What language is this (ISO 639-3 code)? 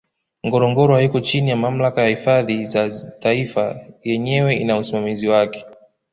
swa